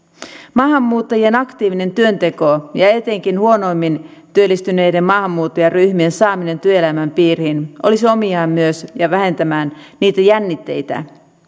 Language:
Finnish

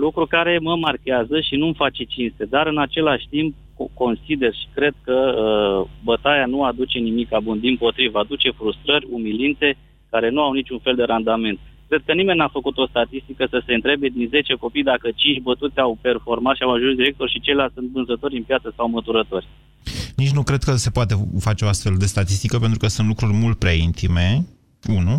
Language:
Romanian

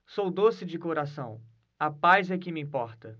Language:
Portuguese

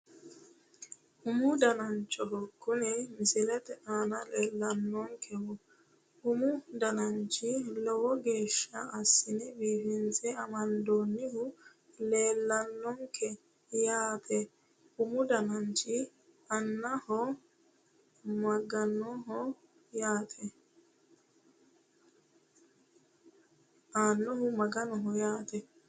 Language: Sidamo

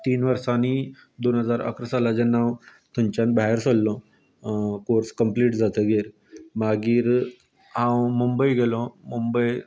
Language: Konkani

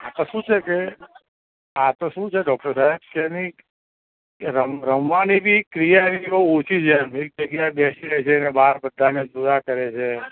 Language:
Gujarati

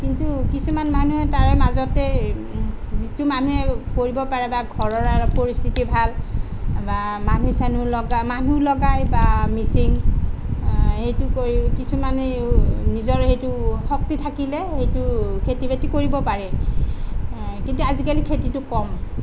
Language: Assamese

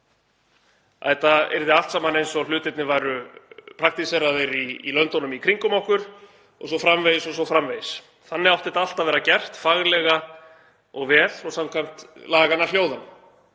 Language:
Icelandic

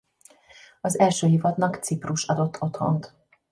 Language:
Hungarian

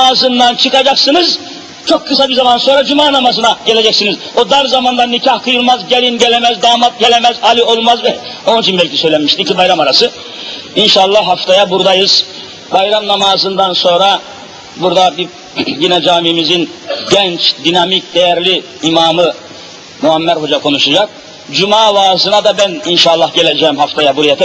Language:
Turkish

